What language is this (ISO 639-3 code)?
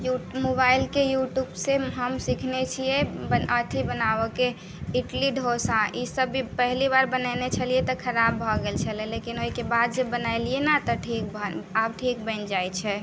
mai